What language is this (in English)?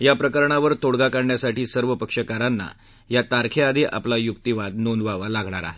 Marathi